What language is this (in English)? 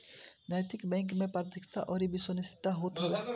Bhojpuri